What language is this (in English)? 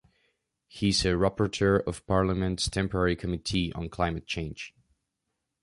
English